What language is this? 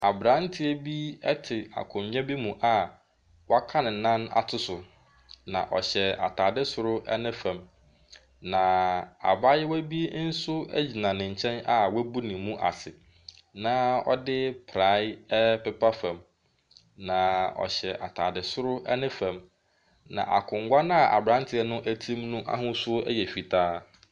Akan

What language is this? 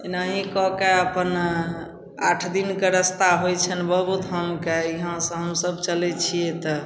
Maithili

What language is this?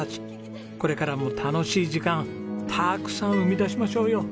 Japanese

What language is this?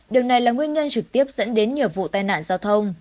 Vietnamese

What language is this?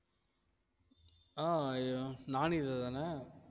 Tamil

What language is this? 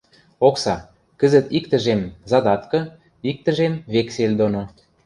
Western Mari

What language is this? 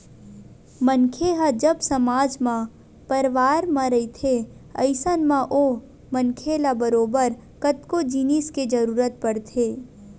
Chhattisgarhi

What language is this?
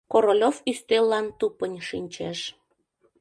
Mari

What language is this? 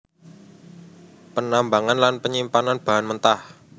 Javanese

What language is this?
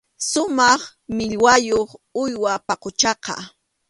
Arequipa-La Unión Quechua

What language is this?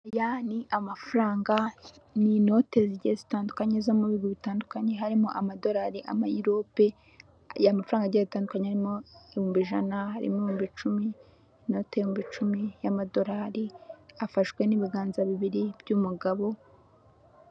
Kinyarwanda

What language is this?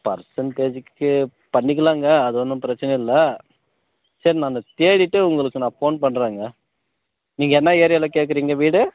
Tamil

